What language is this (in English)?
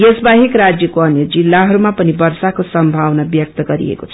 Nepali